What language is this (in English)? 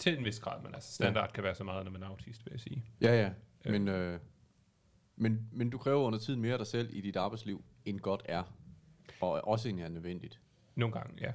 Danish